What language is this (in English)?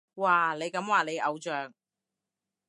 Cantonese